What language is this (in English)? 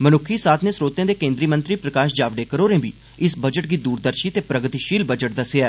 Dogri